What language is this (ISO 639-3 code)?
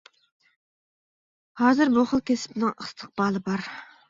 uig